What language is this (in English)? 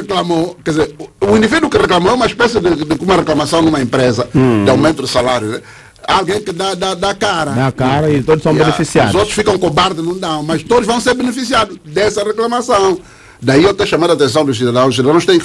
Portuguese